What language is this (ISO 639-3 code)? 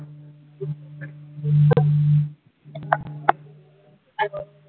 mar